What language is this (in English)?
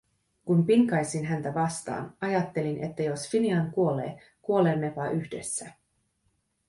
Finnish